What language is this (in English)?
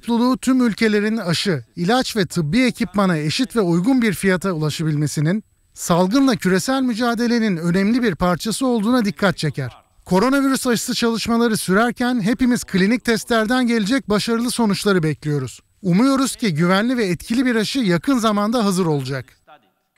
Turkish